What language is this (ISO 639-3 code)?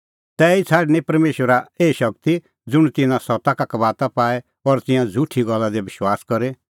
kfx